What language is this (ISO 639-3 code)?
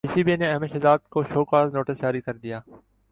urd